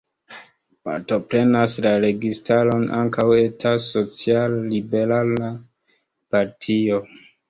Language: Esperanto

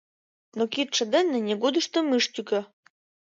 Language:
Mari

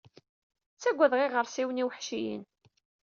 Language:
Kabyle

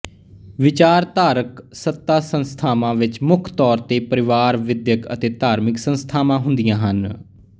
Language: Punjabi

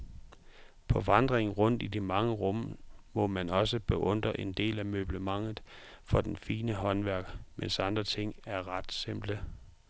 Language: Danish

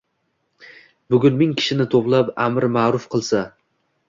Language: Uzbek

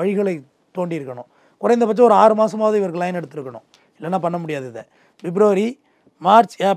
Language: Tamil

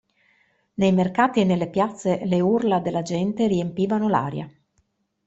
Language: Italian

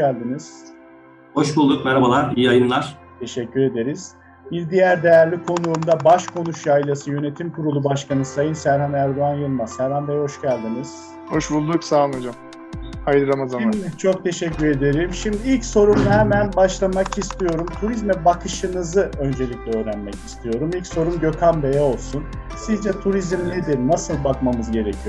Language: Turkish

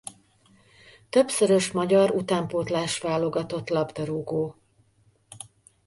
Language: Hungarian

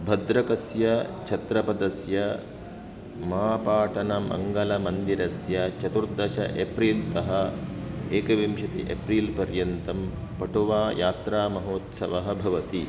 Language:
Sanskrit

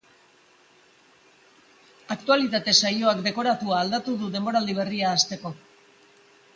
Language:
Basque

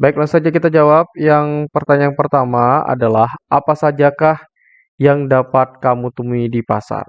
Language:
Indonesian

